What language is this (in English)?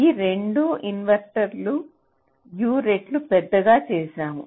Telugu